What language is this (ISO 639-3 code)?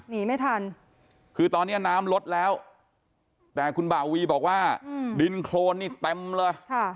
tha